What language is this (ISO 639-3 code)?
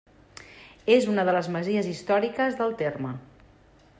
cat